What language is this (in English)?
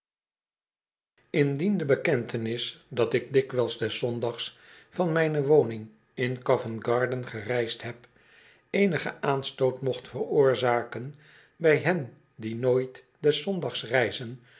Dutch